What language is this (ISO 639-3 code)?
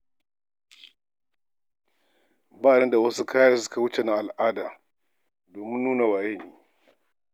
hau